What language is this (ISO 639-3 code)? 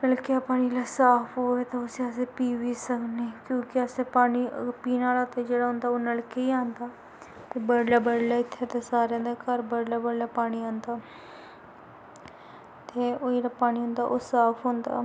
doi